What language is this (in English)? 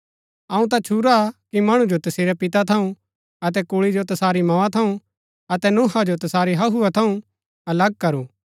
Gaddi